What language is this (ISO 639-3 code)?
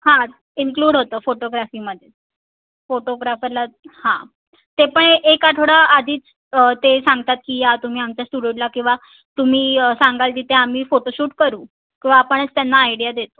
mar